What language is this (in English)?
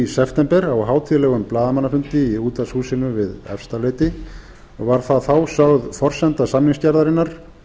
Icelandic